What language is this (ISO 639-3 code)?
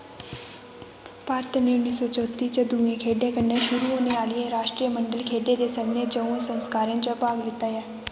doi